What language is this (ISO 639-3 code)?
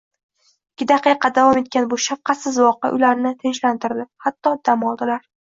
uzb